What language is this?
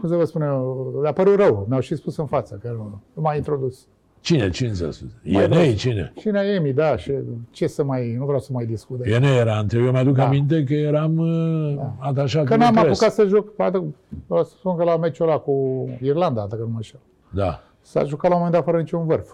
Romanian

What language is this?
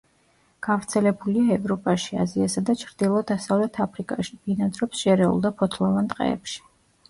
Georgian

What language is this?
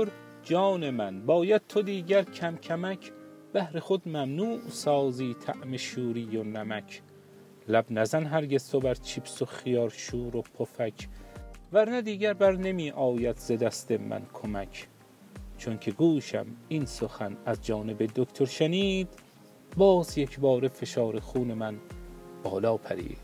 Persian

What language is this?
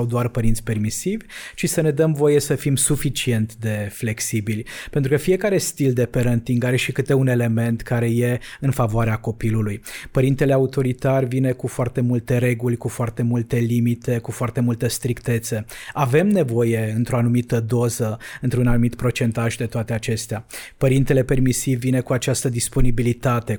Romanian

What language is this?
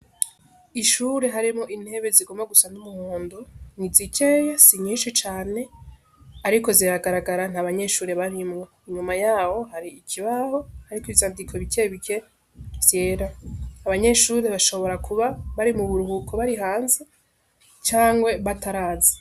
Rundi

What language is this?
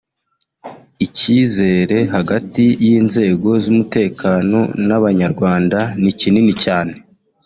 Kinyarwanda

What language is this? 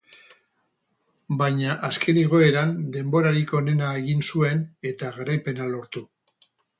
Basque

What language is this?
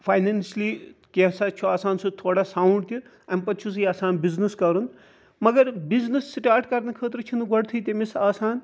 Kashmiri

